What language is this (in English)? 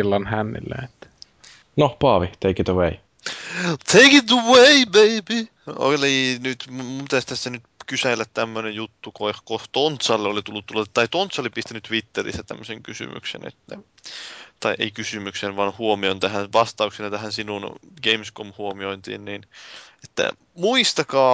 Finnish